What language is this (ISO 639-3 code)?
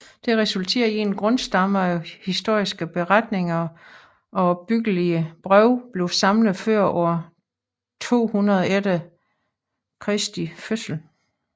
dan